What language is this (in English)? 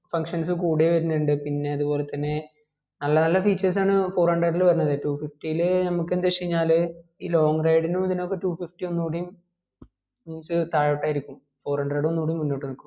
Malayalam